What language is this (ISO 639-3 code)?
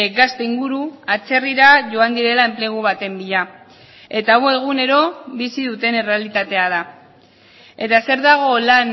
eus